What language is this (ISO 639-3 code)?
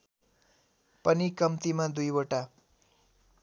nep